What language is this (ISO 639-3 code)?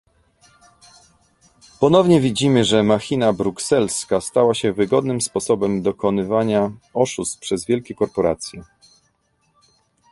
pol